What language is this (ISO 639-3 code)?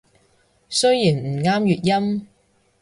yue